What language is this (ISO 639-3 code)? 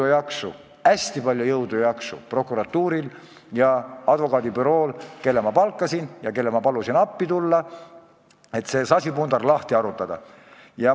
est